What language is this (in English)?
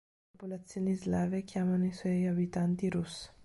Italian